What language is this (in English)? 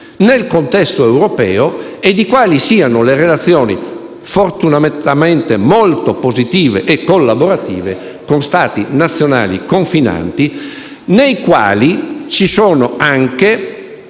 Italian